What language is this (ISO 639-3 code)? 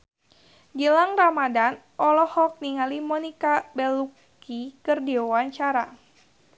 sun